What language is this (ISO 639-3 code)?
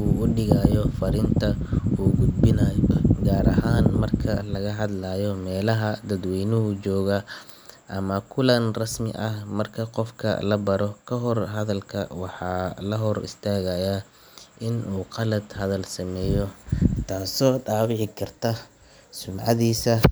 som